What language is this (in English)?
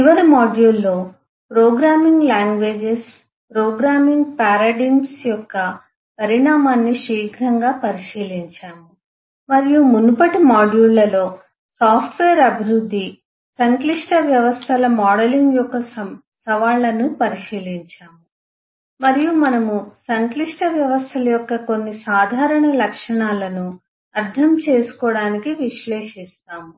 Telugu